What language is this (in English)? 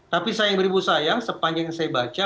Indonesian